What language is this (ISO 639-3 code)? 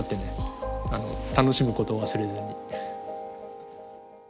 jpn